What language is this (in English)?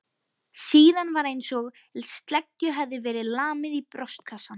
Icelandic